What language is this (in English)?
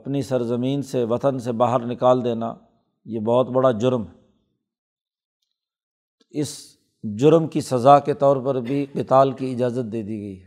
Urdu